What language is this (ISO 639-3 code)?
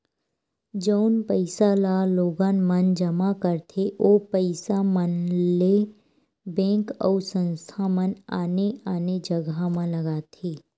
hne